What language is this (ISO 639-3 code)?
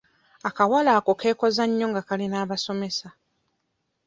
lug